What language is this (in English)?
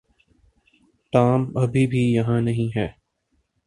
Urdu